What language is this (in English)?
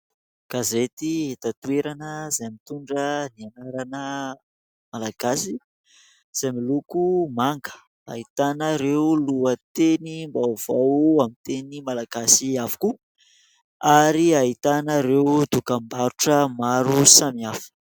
Malagasy